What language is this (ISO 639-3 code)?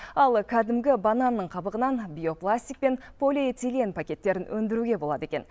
kaz